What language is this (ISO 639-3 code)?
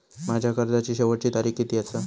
mar